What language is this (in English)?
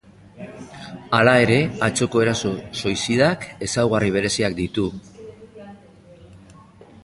Basque